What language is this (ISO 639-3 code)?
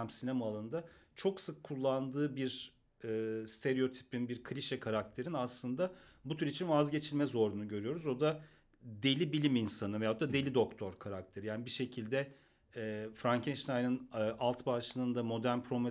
tur